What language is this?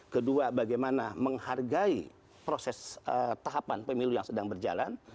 Indonesian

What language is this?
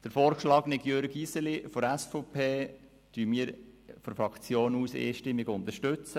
Swiss German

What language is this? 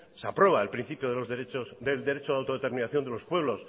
Spanish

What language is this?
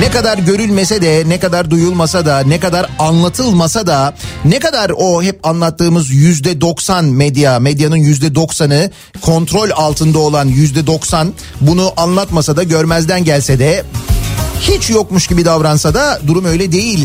Turkish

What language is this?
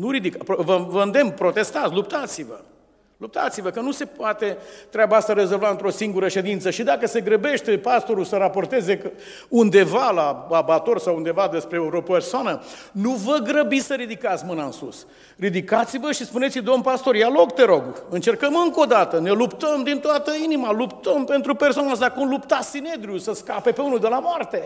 Romanian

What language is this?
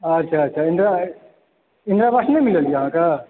Maithili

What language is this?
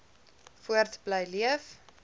Afrikaans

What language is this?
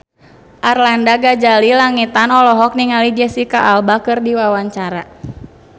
Sundanese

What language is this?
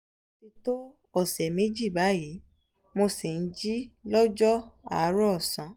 Yoruba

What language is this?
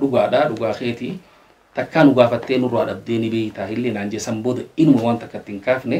Arabic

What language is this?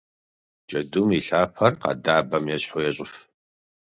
Kabardian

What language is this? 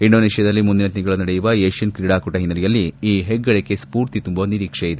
Kannada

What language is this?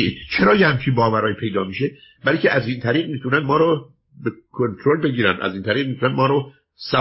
Persian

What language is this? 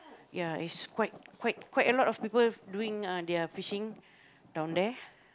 English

